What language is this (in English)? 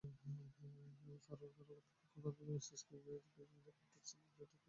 Bangla